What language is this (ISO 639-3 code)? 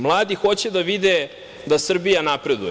srp